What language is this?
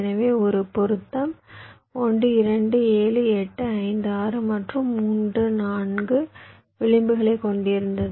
Tamil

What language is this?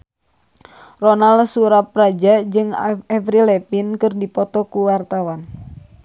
Sundanese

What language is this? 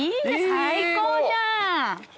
Japanese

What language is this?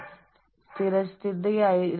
Malayalam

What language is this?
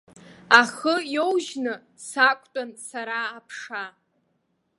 Abkhazian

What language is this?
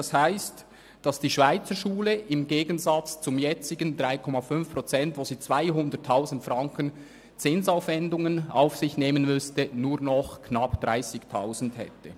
Swiss German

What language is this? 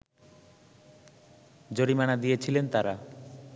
Bangla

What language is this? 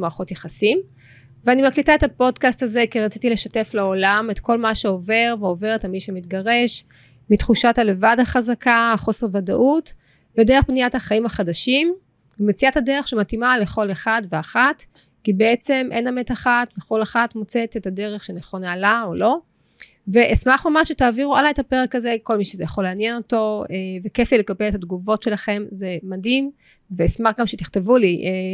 Hebrew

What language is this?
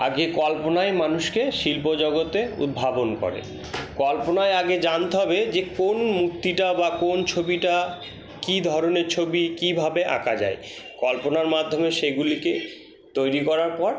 Bangla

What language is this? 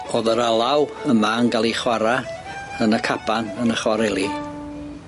Welsh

